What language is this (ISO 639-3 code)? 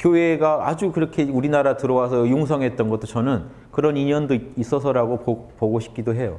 kor